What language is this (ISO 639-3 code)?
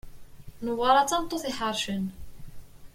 kab